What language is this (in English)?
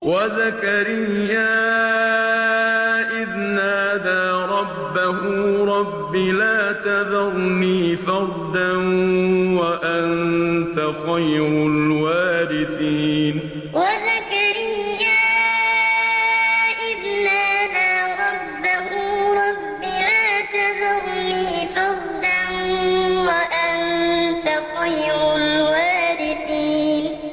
Arabic